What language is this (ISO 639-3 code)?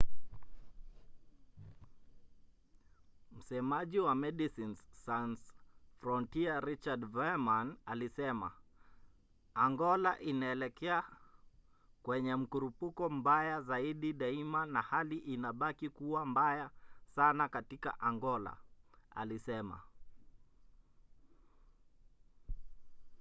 swa